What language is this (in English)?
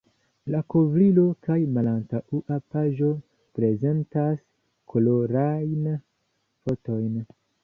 Esperanto